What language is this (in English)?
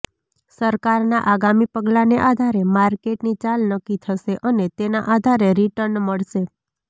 Gujarati